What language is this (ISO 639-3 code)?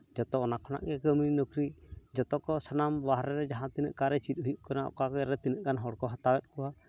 sat